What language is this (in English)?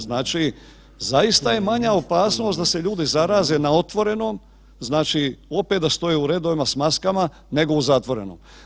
Croatian